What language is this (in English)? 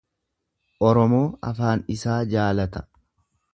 Oromo